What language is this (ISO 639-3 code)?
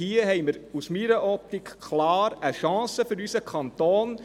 gsw